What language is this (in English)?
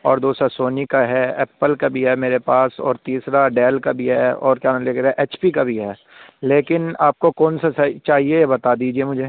Urdu